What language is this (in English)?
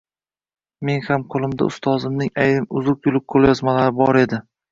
Uzbek